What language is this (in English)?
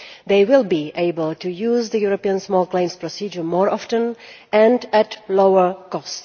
English